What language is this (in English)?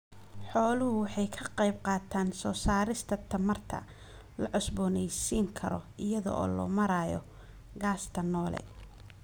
Somali